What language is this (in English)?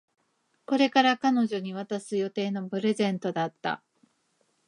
Japanese